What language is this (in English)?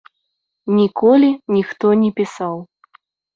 Belarusian